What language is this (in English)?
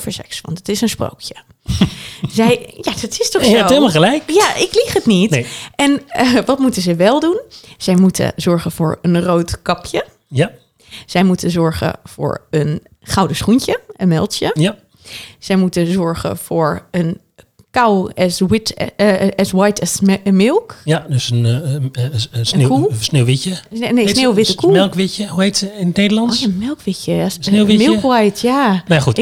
Dutch